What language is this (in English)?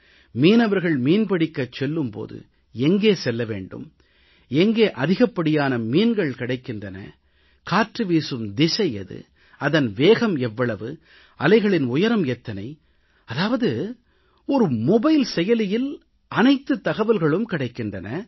Tamil